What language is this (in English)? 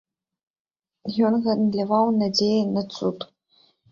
Belarusian